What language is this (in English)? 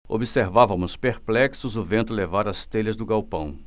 Portuguese